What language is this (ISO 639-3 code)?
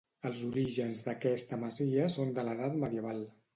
cat